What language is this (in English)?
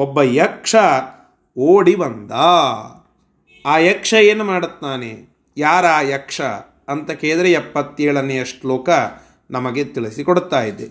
Kannada